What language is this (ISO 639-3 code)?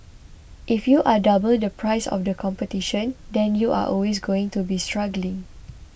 eng